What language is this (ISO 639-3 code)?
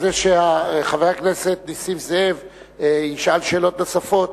heb